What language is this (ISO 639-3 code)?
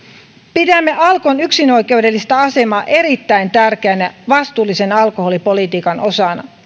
fin